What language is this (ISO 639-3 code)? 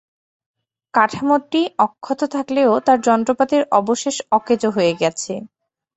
ben